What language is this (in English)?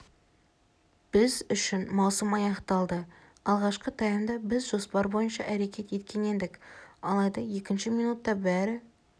Kazakh